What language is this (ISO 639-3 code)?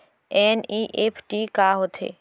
hne